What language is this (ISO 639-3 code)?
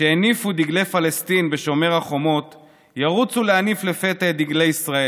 heb